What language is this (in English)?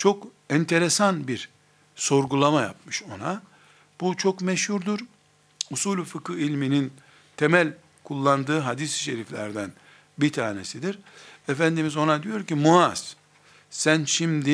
Turkish